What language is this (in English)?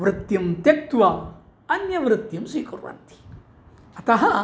Sanskrit